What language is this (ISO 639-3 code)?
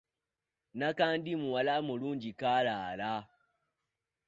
lug